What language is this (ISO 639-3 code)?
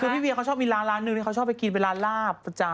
tha